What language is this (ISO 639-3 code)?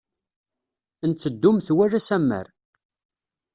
kab